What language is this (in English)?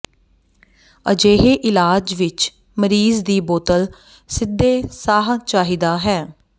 Punjabi